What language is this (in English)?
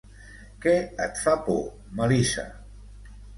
Catalan